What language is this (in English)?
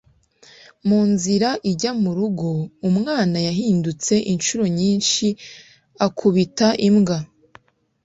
Kinyarwanda